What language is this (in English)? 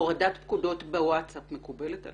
Hebrew